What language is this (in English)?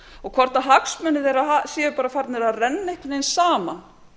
Icelandic